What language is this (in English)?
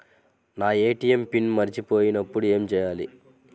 Telugu